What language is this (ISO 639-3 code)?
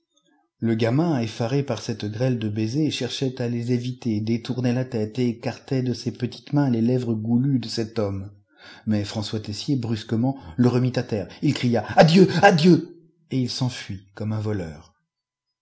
fra